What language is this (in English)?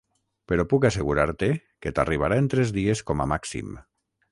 Catalan